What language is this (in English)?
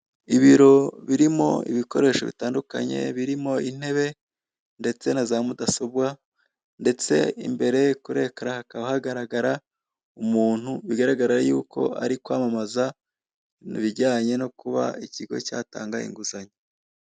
Kinyarwanda